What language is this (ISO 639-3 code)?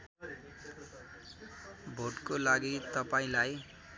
nep